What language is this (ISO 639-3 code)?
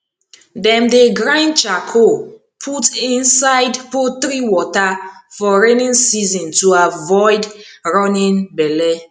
pcm